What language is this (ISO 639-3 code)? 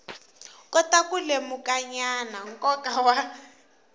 tso